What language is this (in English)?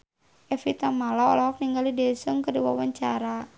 Sundanese